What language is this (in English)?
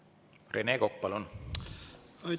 Estonian